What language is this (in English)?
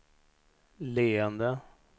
Swedish